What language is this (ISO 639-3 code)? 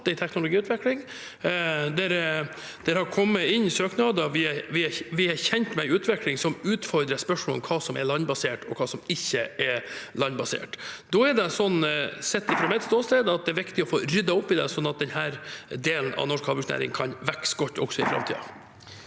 nor